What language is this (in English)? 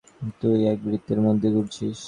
Bangla